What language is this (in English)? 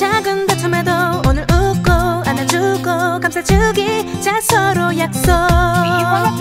Korean